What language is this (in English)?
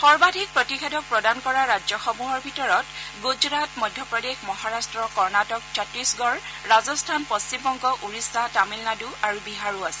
Assamese